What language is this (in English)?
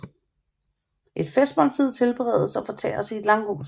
Danish